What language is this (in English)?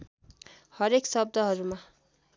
Nepali